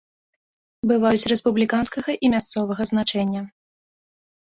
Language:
Belarusian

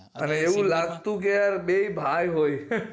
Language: Gujarati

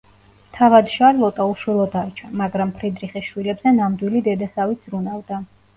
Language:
Georgian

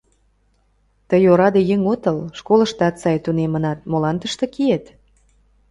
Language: Mari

